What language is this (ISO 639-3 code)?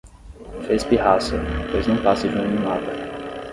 por